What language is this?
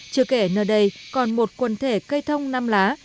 Vietnamese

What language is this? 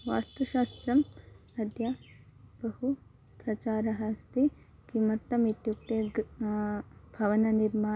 Sanskrit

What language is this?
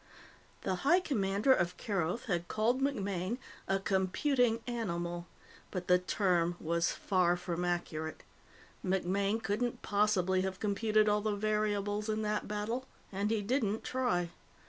English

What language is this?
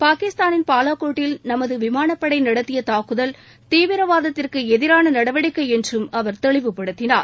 Tamil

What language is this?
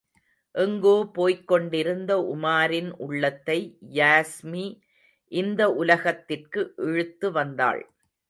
Tamil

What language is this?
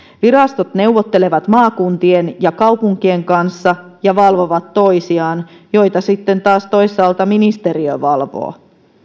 Finnish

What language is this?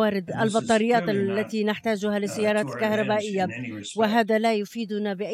Arabic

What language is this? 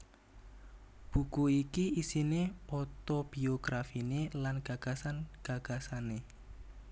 Javanese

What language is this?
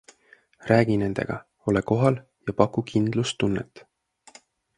Estonian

